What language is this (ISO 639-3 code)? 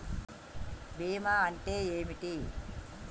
tel